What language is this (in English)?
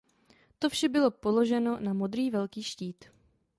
Czech